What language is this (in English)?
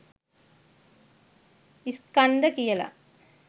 Sinhala